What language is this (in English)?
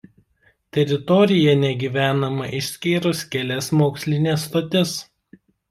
Lithuanian